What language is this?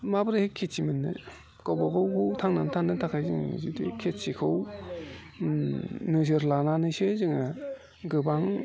Bodo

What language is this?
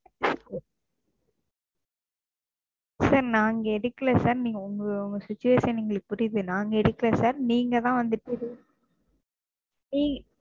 Tamil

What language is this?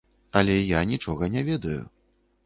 Belarusian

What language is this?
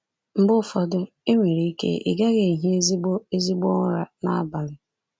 Igbo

